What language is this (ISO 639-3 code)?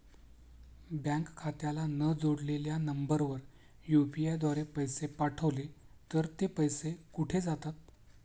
mar